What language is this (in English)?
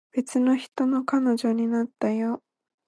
Japanese